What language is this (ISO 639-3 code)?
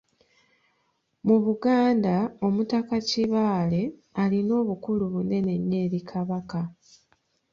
lug